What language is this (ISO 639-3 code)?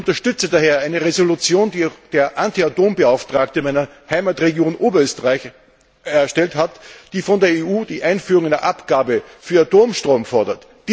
deu